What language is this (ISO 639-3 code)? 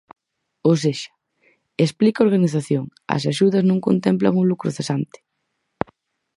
glg